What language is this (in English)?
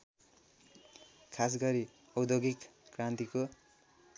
Nepali